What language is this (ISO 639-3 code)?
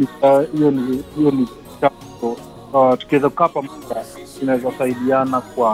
swa